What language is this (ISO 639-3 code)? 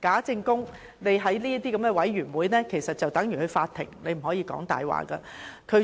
yue